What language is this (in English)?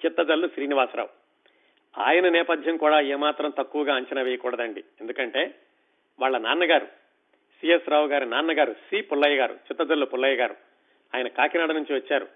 Telugu